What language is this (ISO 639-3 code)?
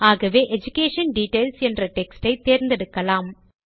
tam